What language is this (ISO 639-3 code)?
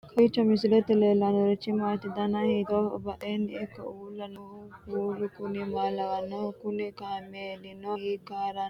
sid